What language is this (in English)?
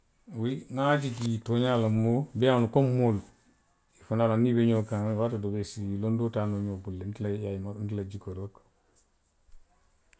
Western Maninkakan